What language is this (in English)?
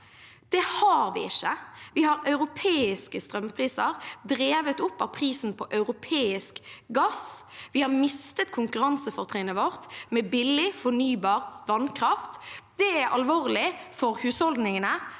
Norwegian